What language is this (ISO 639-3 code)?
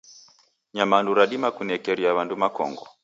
dav